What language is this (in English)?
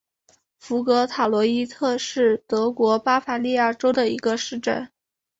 Chinese